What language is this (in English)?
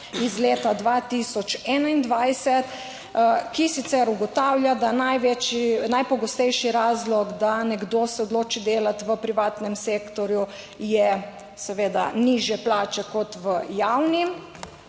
Slovenian